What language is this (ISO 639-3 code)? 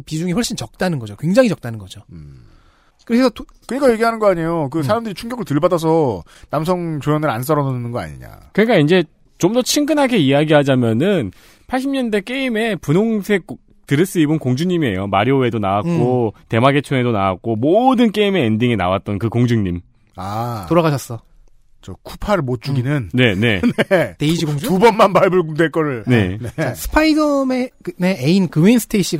kor